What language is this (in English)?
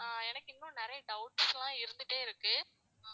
Tamil